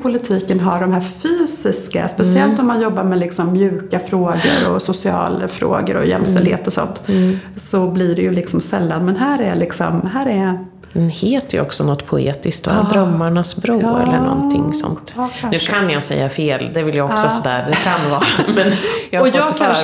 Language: Swedish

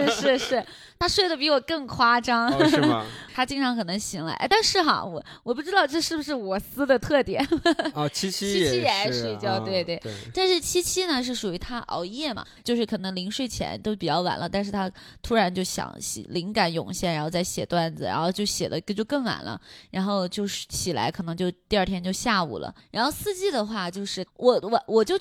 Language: Chinese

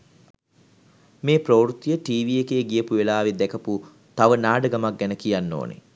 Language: Sinhala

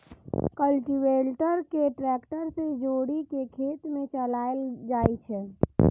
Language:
Maithili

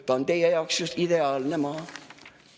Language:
Estonian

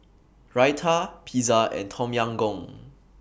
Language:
English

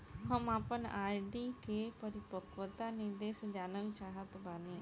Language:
Bhojpuri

